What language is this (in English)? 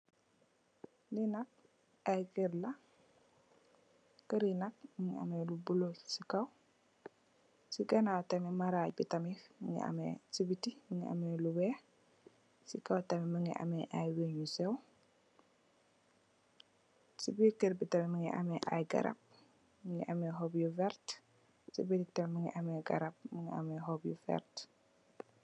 Wolof